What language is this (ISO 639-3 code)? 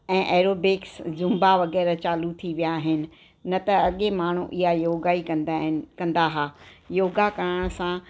snd